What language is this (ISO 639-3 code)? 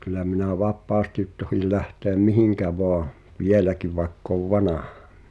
fin